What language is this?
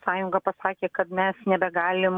Lithuanian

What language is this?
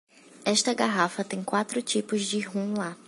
Portuguese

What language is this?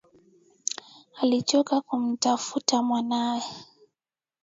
Swahili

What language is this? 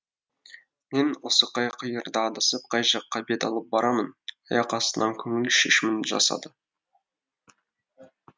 Kazakh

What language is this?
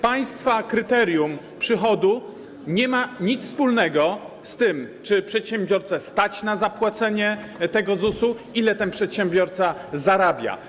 Polish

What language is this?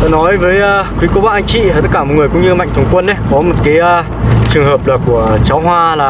Vietnamese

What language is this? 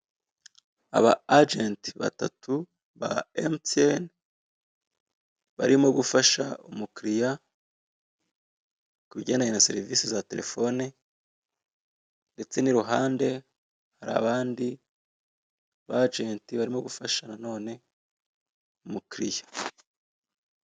Kinyarwanda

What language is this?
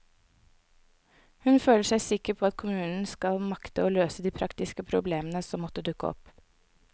Norwegian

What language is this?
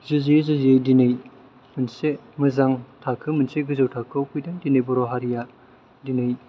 Bodo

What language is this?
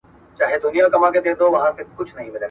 Pashto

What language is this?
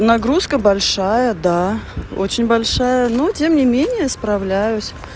Russian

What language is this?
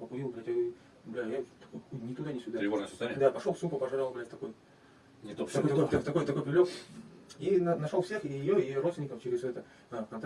Russian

